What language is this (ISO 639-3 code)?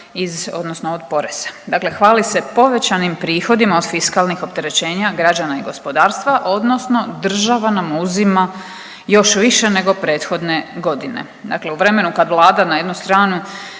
hrv